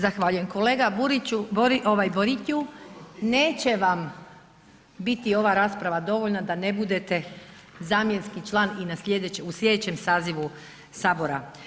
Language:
Croatian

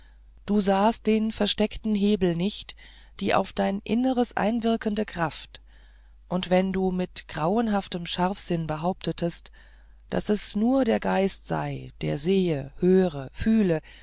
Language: German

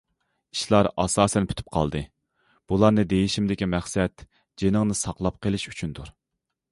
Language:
Uyghur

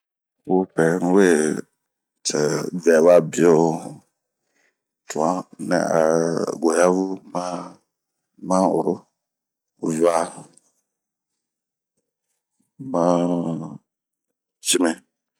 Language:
Bomu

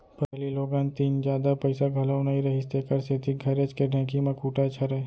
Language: Chhattisgarhi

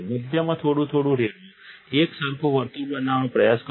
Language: Gujarati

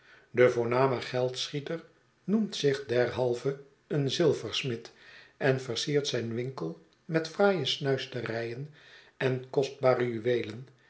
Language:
Dutch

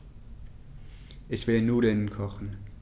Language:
German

